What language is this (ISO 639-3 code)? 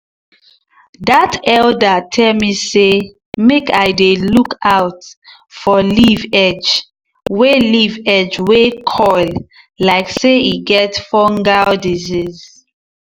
pcm